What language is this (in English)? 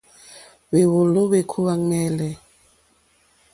Mokpwe